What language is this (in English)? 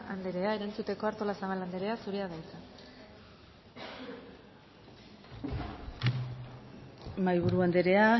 Basque